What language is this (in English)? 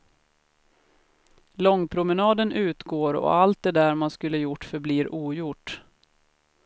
Swedish